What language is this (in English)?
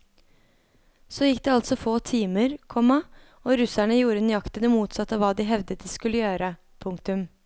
Norwegian